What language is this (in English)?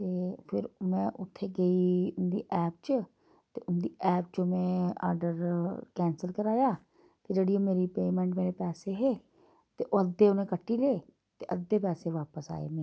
Dogri